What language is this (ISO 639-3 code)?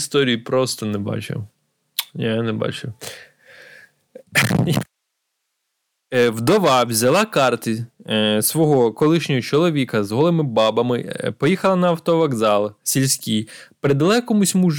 ukr